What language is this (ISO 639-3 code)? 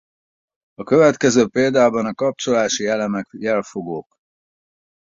hun